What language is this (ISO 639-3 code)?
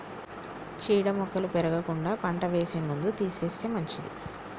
tel